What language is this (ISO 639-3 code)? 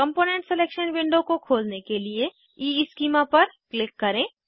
hin